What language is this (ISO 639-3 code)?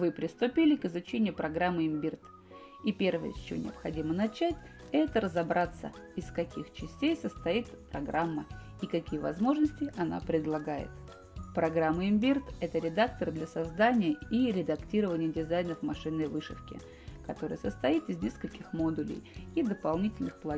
rus